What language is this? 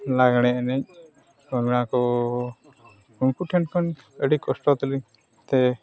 Santali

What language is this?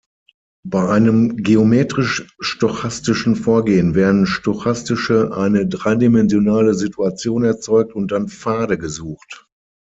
German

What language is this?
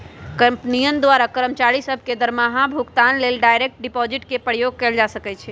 Magahi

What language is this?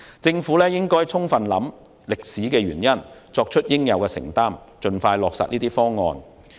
Cantonese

